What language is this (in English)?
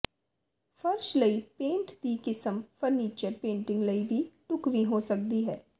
Punjabi